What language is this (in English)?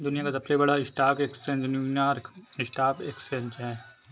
Hindi